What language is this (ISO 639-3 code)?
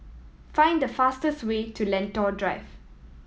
eng